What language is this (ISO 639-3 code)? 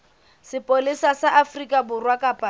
sot